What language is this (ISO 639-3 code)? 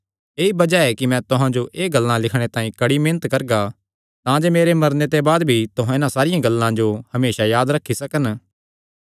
xnr